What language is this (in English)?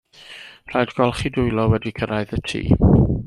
Welsh